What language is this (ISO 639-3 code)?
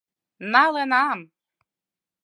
chm